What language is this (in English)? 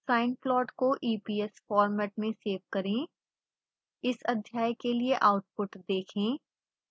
Hindi